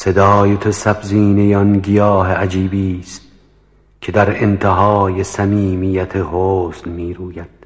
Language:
Persian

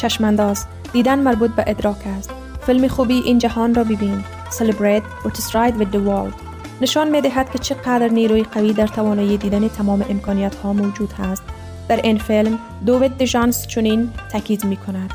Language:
Persian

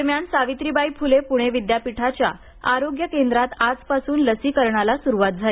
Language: Marathi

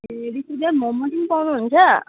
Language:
Nepali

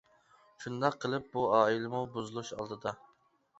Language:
Uyghur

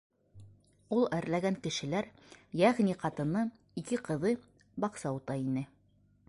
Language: Bashkir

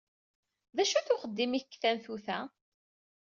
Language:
Kabyle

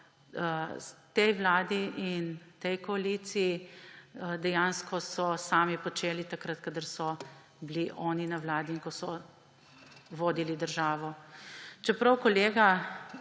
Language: Slovenian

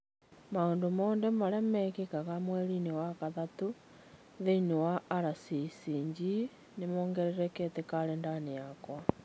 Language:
Kikuyu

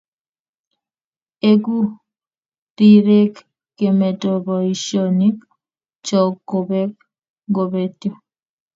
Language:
Kalenjin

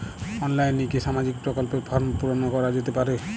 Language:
Bangla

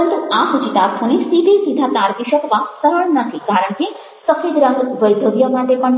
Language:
Gujarati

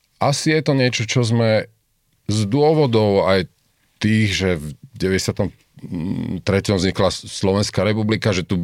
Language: Slovak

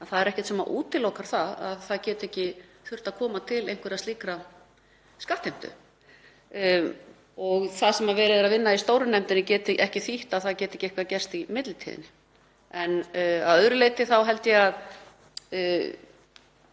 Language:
Icelandic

